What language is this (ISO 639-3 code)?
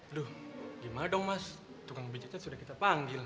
ind